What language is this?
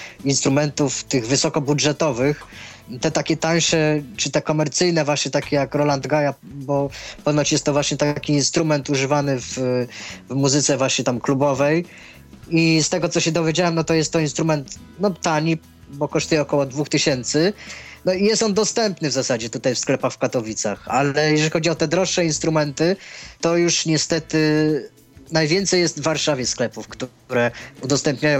Polish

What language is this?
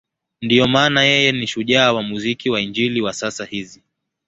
Swahili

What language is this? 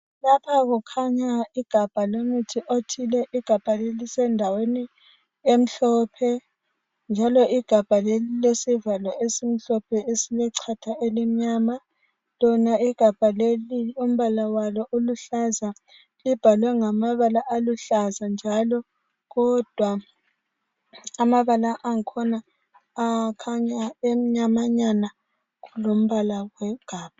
North Ndebele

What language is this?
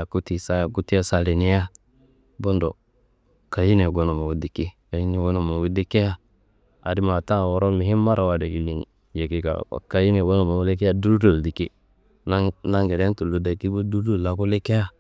Kanembu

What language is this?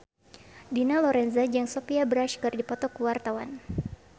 Sundanese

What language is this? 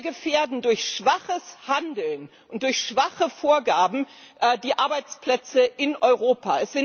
German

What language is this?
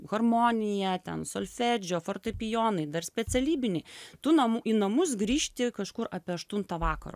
Lithuanian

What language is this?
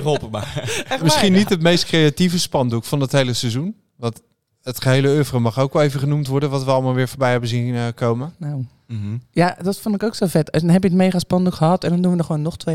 Dutch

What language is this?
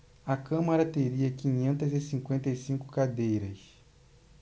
Portuguese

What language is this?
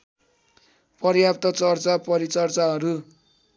Nepali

